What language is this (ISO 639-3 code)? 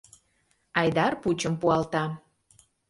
chm